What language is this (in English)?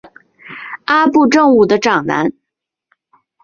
Chinese